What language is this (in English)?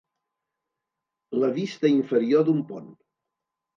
Catalan